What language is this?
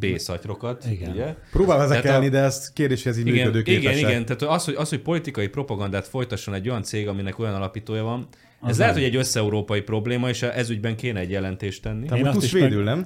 Hungarian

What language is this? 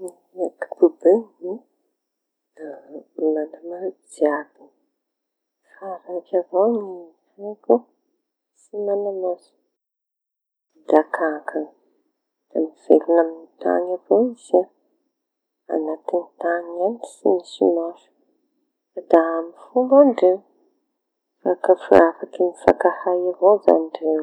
Tanosy Malagasy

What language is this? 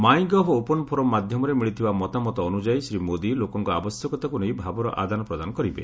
Odia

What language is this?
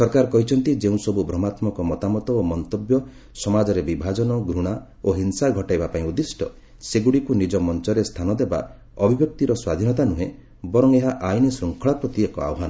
Odia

